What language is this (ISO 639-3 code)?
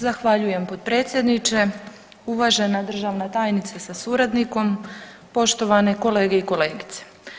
hrv